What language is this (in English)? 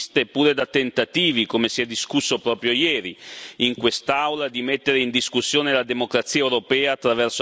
Italian